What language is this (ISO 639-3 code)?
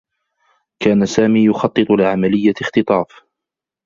ara